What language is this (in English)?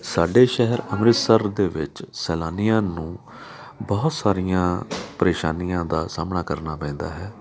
Punjabi